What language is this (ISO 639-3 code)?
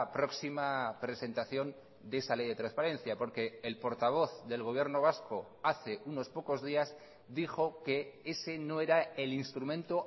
spa